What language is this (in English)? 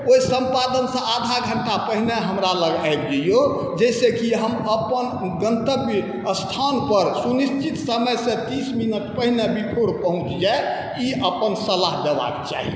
Maithili